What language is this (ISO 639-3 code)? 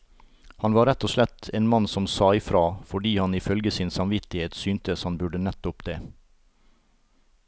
nor